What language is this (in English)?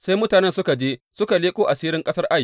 Hausa